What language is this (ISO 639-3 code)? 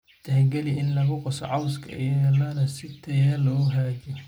som